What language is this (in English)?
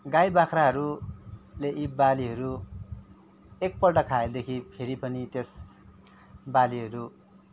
Nepali